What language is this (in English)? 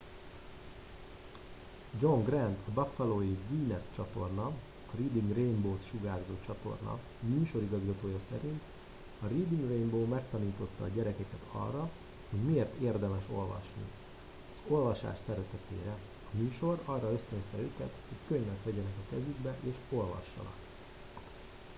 Hungarian